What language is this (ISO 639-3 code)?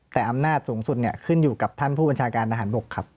tha